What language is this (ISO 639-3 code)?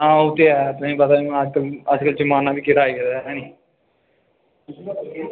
doi